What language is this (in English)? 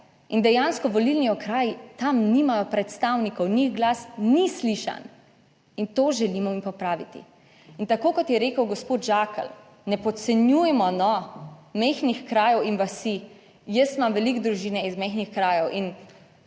Slovenian